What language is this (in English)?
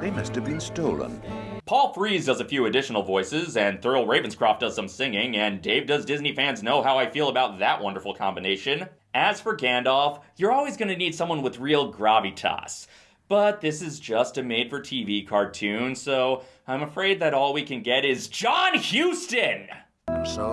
English